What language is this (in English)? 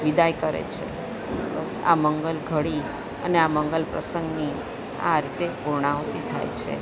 Gujarati